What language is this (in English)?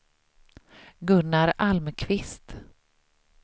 Swedish